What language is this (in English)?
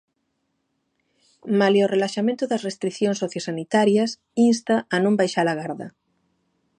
Galician